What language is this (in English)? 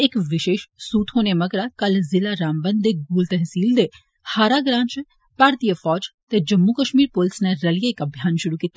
Dogri